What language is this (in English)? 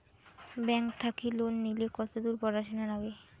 Bangla